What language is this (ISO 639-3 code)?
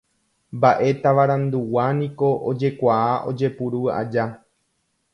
grn